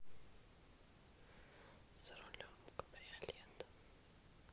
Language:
Russian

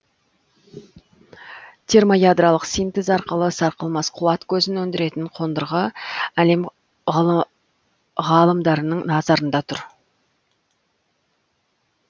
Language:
Kazakh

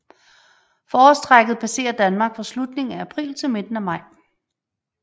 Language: Danish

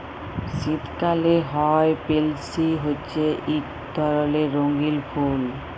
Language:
Bangla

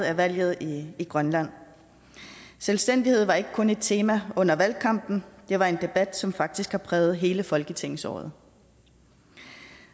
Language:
Danish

